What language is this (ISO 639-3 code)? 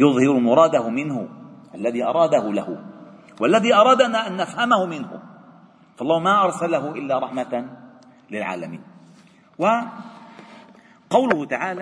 ara